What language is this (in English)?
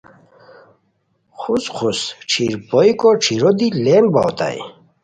Khowar